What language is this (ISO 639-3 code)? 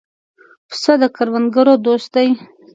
pus